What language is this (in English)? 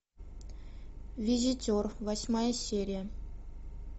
Russian